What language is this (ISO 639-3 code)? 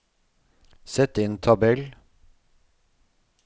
nor